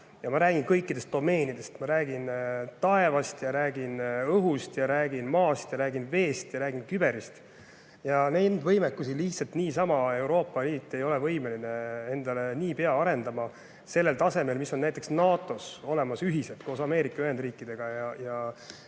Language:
Estonian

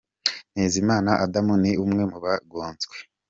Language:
Kinyarwanda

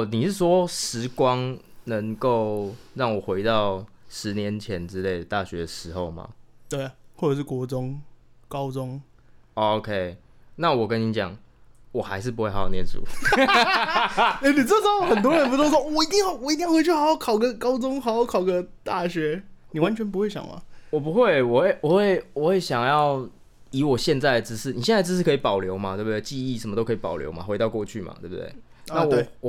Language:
Chinese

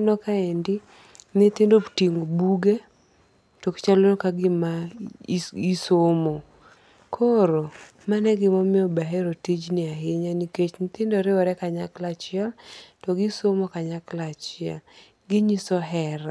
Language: Luo (Kenya and Tanzania)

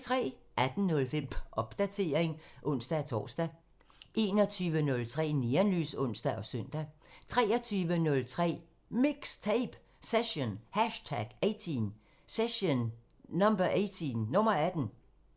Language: Danish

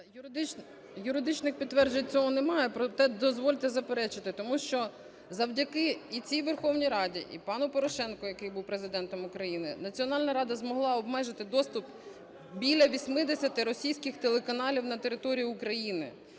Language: Ukrainian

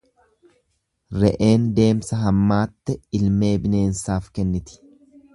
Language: Oromo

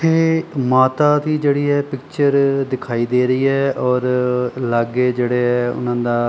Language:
Punjabi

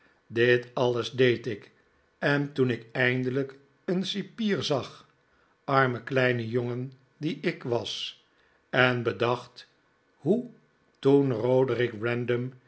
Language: Dutch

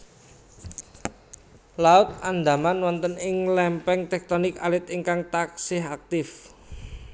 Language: Javanese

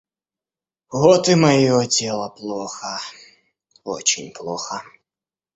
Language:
Russian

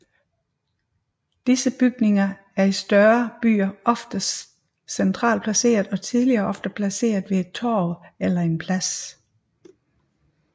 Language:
Danish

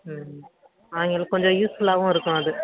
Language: Tamil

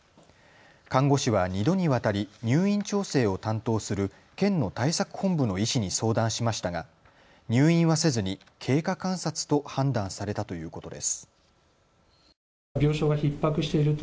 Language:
Japanese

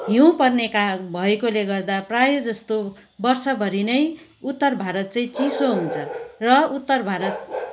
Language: Nepali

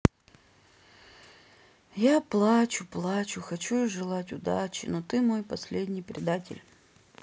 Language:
Russian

